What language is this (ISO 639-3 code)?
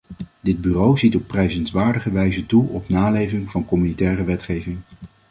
nld